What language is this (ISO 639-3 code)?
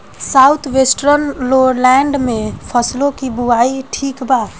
bho